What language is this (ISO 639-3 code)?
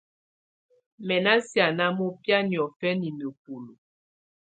tvu